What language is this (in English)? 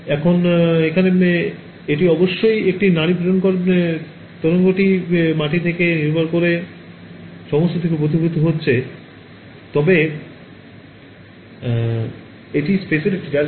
Bangla